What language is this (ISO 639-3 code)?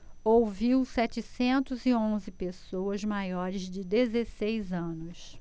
por